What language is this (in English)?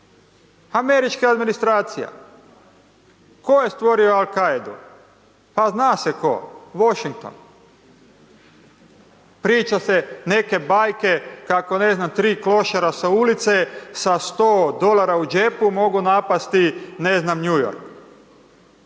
Croatian